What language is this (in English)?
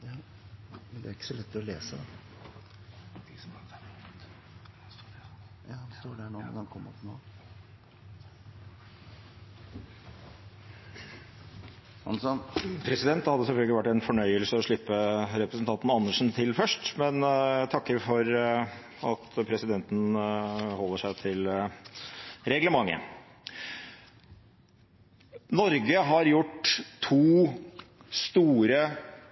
Norwegian Bokmål